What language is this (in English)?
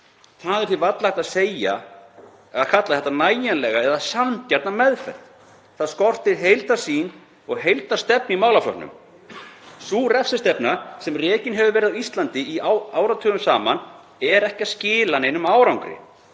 Icelandic